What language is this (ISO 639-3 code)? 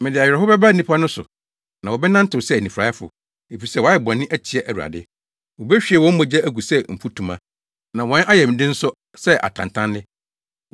aka